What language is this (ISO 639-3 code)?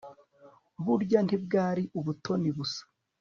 kin